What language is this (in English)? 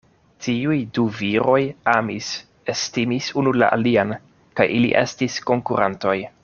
Esperanto